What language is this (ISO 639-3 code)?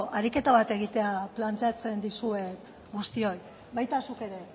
eus